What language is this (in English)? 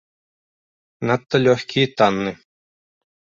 Belarusian